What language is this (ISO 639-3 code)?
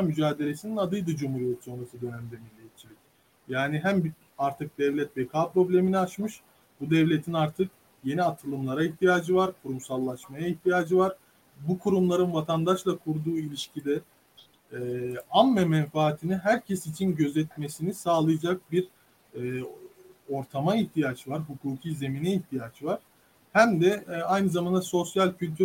tur